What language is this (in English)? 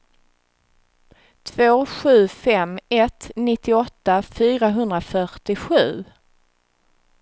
Swedish